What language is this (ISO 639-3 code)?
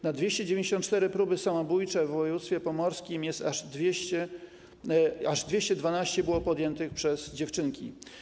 pol